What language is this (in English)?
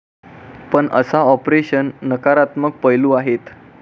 Marathi